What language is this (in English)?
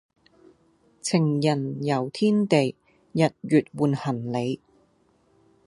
Cantonese